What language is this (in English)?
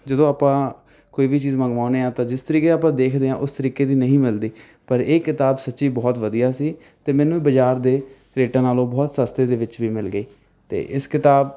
Punjabi